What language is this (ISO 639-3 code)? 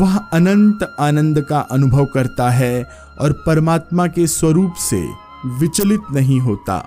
hin